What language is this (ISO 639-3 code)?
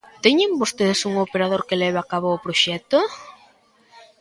glg